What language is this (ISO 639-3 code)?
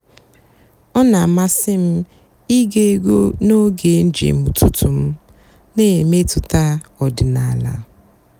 ibo